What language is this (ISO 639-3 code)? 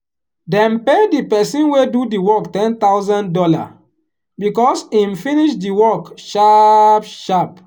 pcm